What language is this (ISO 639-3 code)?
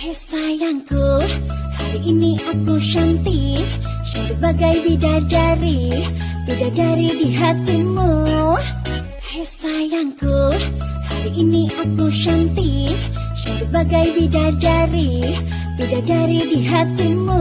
ind